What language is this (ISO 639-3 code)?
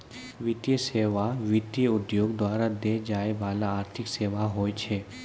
mai